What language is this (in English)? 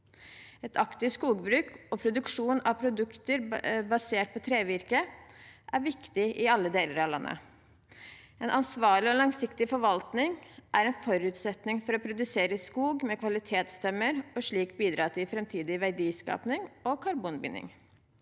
Norwegian